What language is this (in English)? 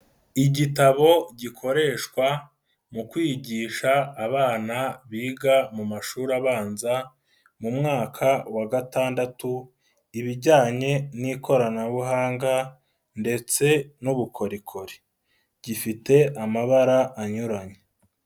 Kinyarwanda